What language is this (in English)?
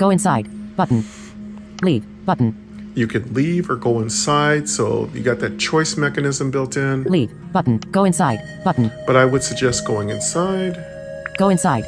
English